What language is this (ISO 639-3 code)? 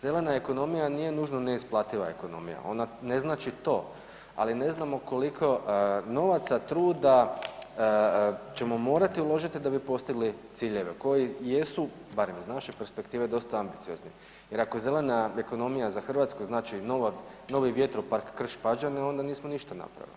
hrv